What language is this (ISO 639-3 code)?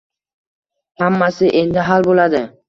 uzb